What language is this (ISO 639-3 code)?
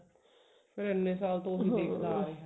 pan